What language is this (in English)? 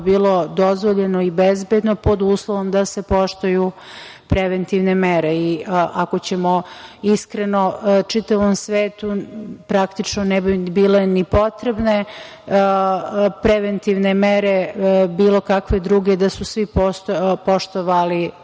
Serbian